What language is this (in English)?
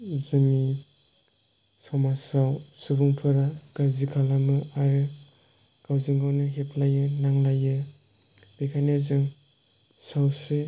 Bodo